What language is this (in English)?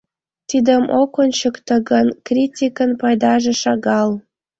Mari